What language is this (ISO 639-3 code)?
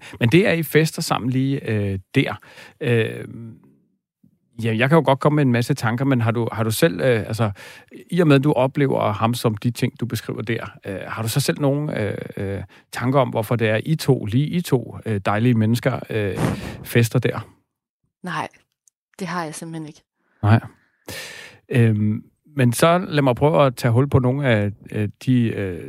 dan